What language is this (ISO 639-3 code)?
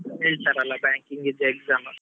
kan